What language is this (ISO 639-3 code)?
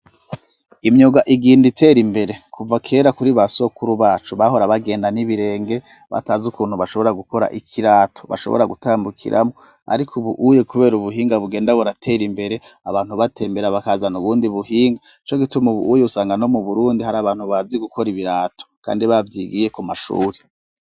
run